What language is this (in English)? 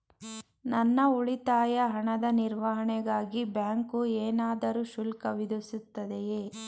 Kannada